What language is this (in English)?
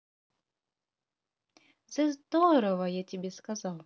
Russian